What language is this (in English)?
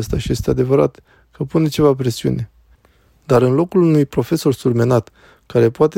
Romanian